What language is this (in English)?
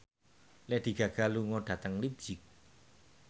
Javanese